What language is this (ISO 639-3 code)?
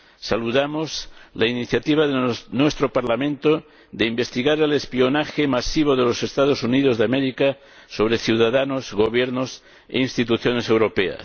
spa